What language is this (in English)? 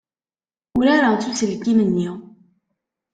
Kabyle